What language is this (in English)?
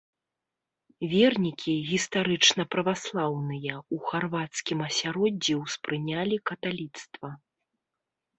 Belarusian